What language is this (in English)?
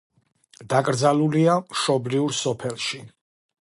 Georgian